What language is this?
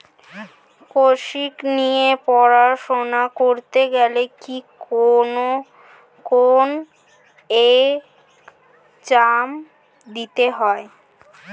Bangla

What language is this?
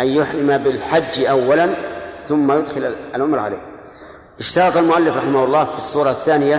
Arabic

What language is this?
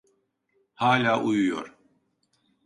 Turkish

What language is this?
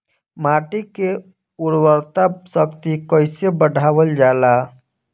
Bhojpuri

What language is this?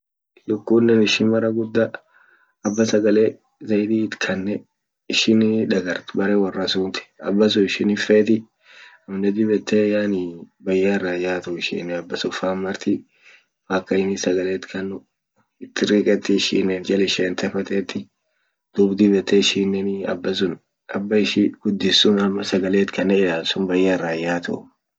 Orma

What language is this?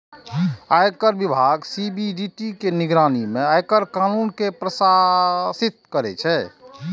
Maithili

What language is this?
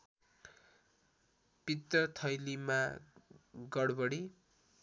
Nepali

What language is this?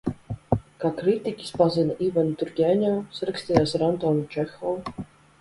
Latvian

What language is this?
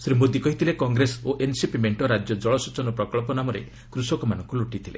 Odia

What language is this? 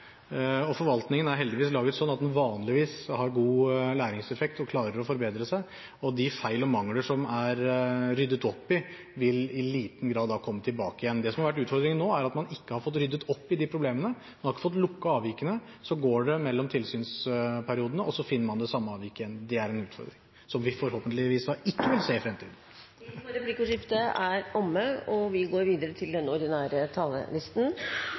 Norwegian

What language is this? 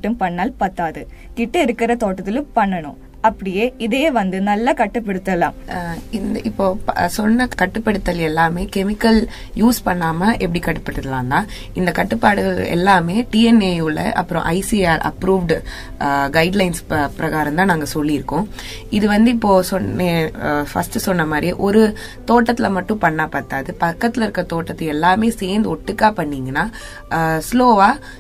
Tamil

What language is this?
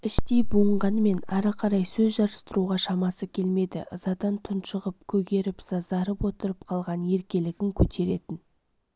Kazakh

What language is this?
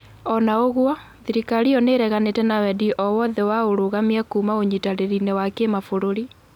Kikuyu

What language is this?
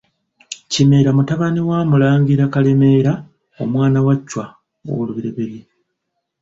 Ganda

